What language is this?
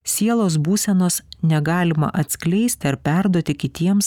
Lithuanian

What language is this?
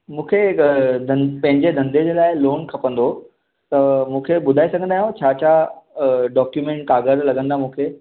Sindhi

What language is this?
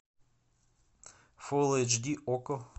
Russian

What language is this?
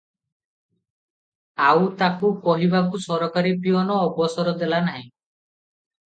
Odia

